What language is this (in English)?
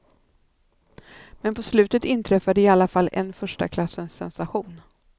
Swedish